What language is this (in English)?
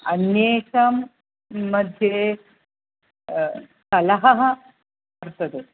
Sanskrit